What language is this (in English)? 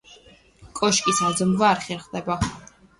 Georgian